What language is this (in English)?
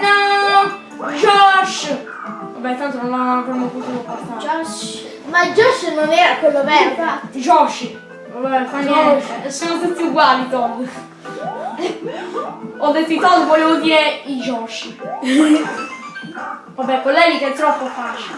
Italian